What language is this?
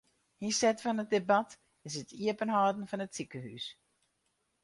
Western Frisian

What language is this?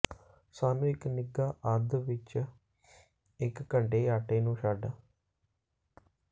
Punjabi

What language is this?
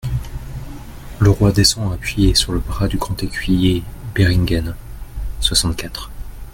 French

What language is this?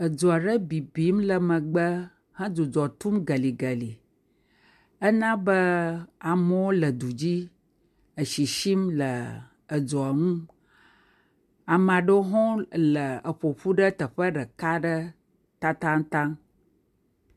Ewe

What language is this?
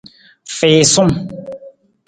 Nawdm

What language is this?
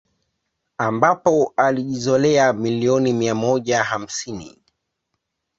Swahili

